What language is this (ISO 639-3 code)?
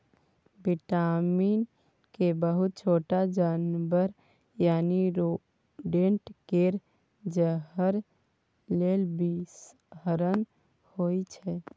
mai